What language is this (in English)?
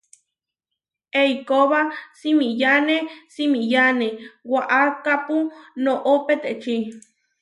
Huarijio